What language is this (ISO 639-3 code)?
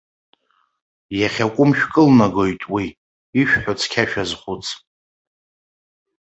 abk